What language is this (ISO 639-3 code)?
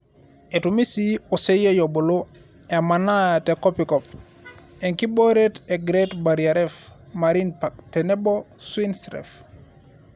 mas